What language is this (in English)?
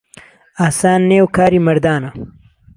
Central Kurdish